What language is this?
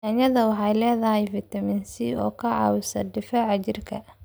Somali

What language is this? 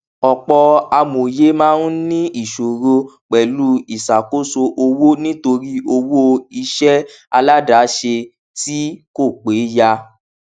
Yoruba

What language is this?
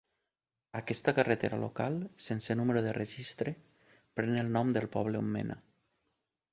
Catalan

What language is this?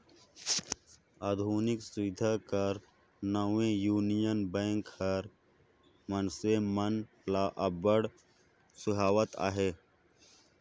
Chhattisgarhi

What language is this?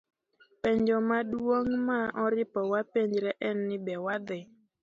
Luo (Kenya and Tanzania)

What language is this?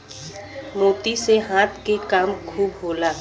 Bhojpuri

